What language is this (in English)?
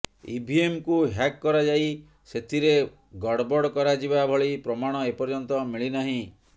Odia